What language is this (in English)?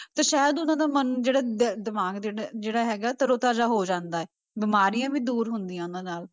Punjabi